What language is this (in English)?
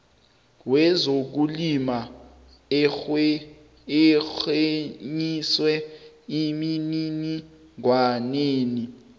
South Ndebele